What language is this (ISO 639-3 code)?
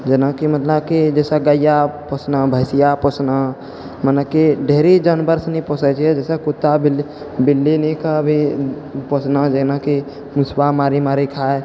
mai